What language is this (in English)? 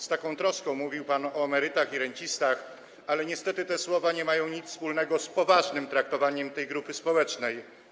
Polish